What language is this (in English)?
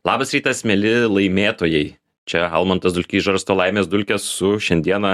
Lithuanian